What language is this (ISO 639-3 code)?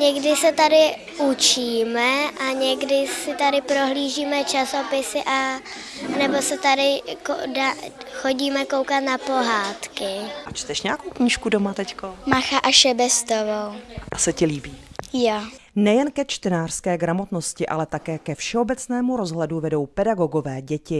ces